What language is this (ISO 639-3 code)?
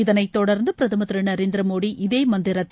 tam